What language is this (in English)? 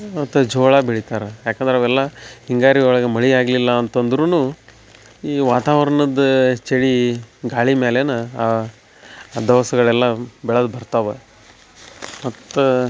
Kannada